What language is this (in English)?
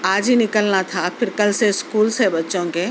Urdu